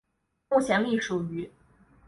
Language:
Chinese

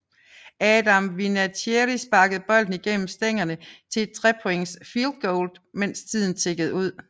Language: Danish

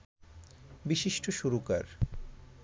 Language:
Bangla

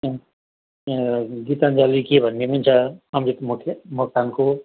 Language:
Nepali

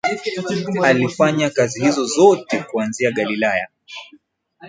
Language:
Swahili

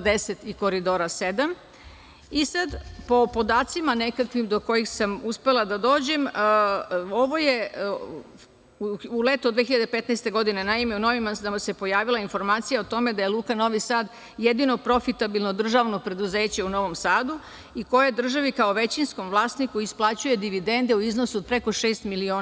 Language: Serbian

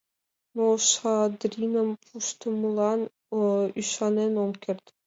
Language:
Mari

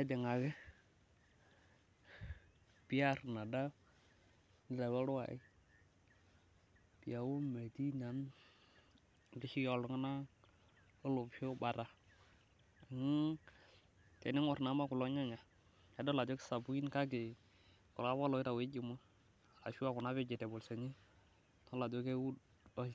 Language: Masai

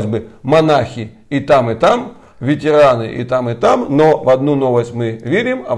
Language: Russian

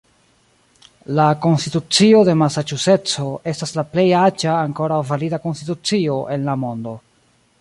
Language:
Esperanto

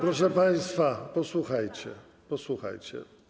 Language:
Polish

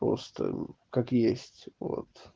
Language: Russian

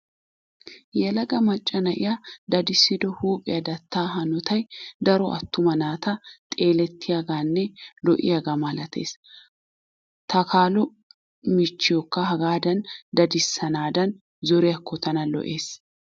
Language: Wolaytta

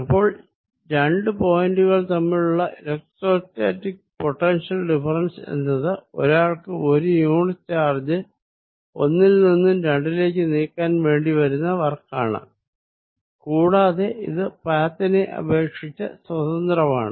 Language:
Malayalam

